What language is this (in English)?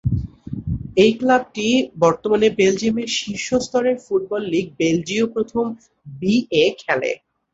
Bangla